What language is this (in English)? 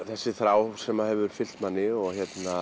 Icelandic